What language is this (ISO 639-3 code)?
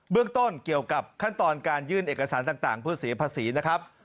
tha